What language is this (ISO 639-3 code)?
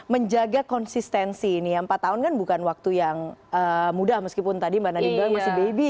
ind